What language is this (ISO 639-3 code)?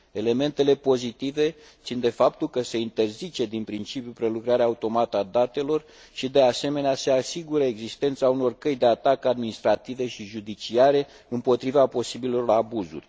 ron